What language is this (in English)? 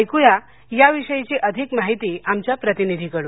Marathi